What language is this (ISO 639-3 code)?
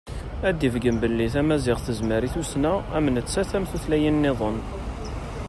kab